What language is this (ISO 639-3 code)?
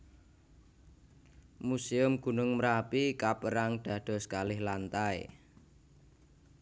jav